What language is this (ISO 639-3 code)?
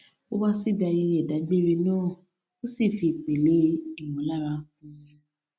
yor